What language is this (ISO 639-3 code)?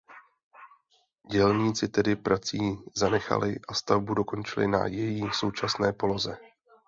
ces